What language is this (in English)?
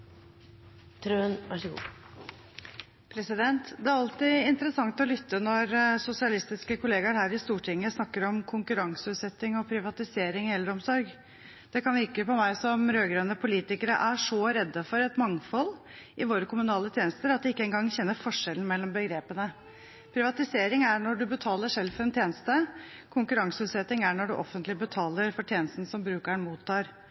Norwegian Bokmål